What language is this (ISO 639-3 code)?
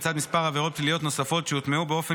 heb